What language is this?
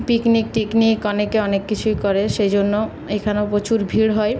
Bangla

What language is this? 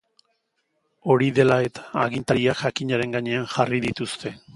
Basque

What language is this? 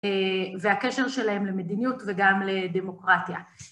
Hebrew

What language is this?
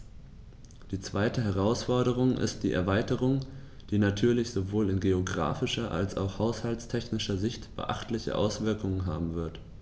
German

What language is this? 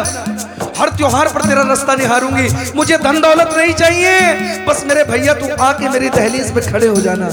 Hindi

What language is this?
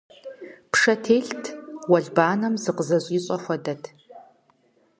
Kabardian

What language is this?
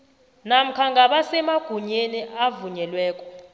South Ndebele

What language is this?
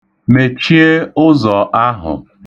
Igbo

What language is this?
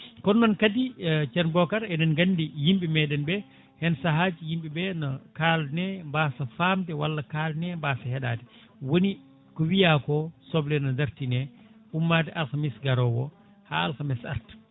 Fula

